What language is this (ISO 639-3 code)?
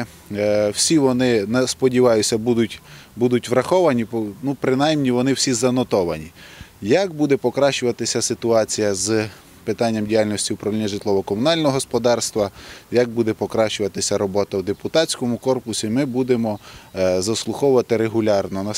ukr